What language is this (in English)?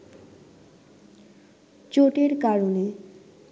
Bangla